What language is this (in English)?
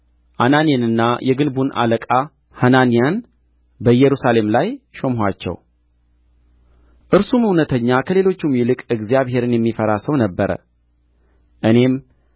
Amharic